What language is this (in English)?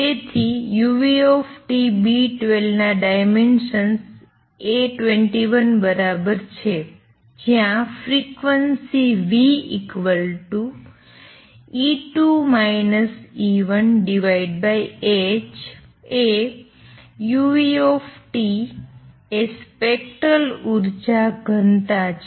Gujarati